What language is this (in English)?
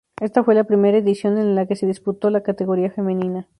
Spanish